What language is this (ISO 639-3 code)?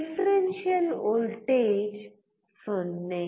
kan